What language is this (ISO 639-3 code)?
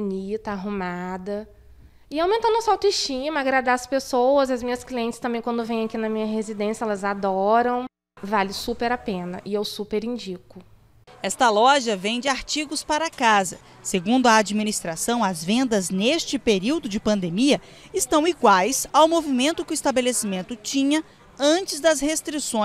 por